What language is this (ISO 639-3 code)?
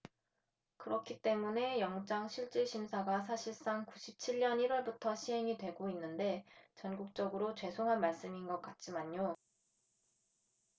kor